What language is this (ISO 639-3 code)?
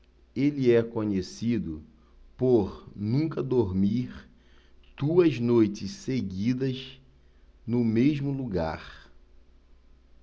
por